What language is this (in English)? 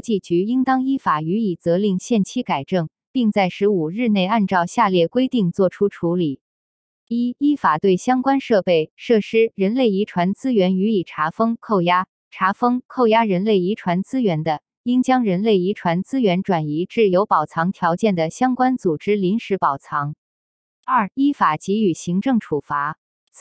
Chinese